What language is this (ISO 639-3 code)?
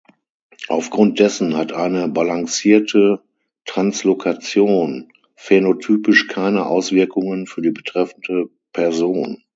deu